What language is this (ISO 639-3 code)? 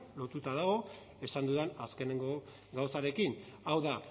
eus